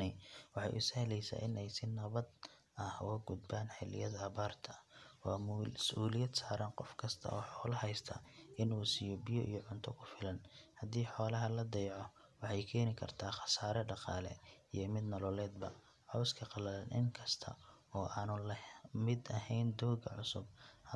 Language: Somali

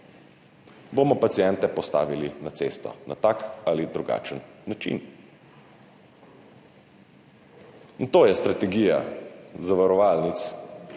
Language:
Slovenian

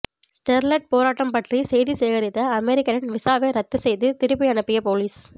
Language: Tamil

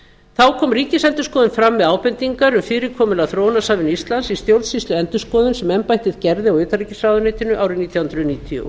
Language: Icelandic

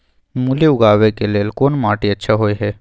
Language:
Maithili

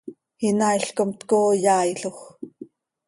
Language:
Seri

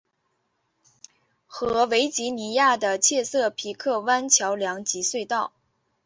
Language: Chinese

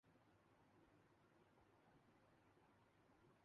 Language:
Urdu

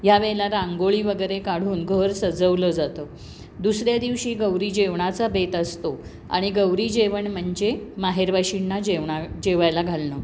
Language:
Marathi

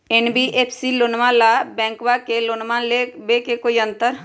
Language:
Magahi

